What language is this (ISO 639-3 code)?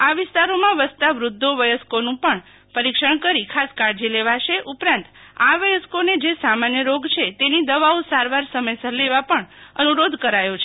guj